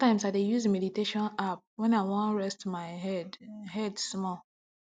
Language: Nigerian Pidgin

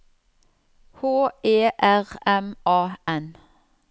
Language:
Norwegian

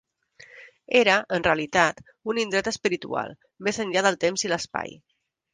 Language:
Catalan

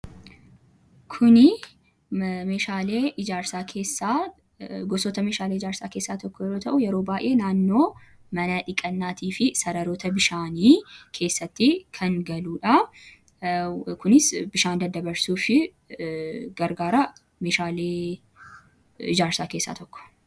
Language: Oromo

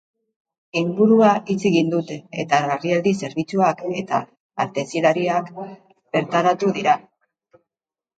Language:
Basque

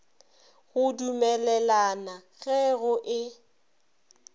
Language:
Northern Sotho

